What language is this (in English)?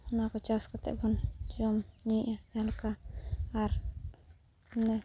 Santali